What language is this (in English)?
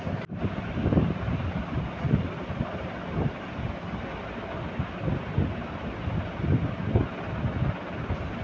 Maithili